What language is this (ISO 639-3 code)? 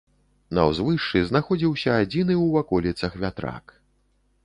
bel